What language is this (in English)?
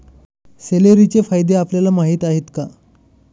Marathi